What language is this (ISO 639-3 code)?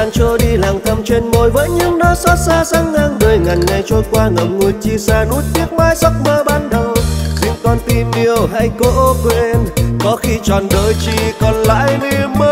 vie